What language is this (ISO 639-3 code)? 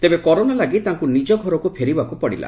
ori